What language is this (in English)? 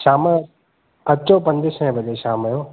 Sindhi